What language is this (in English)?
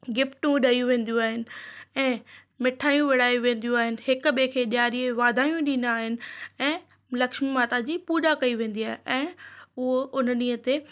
Sindhi